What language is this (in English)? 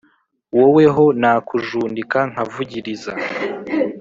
Kinyarwanda